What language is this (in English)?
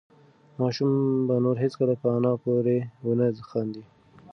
Pashto